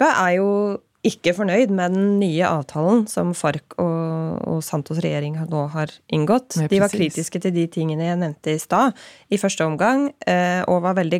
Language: Swedish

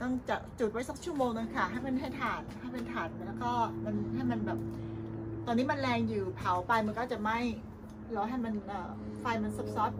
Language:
Thai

